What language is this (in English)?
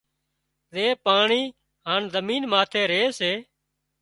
Wadiyara Koli